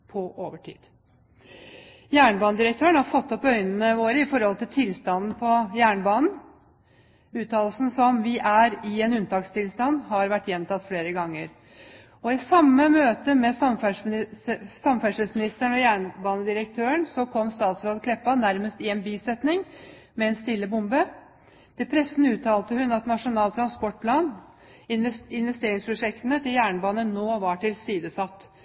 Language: Norwegian Bokmål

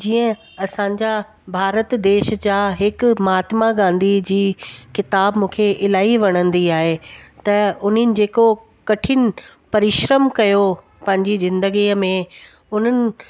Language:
Sindhi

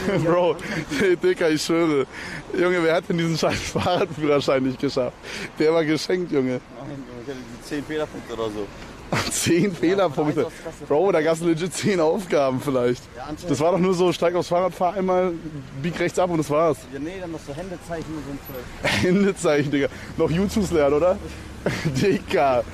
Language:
German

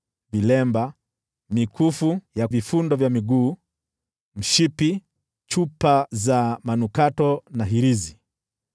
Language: Swahili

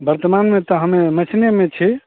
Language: Maithili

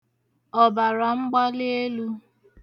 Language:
Igbo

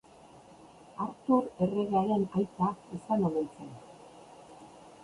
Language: Basque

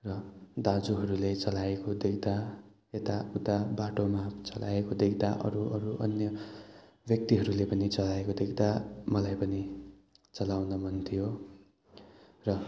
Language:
Nepali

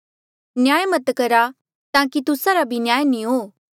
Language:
Mandeali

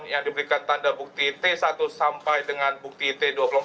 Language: Indonesian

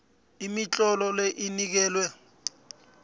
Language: South Ndebele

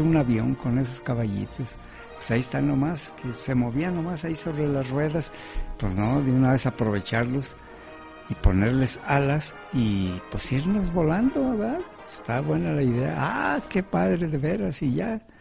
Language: Spanish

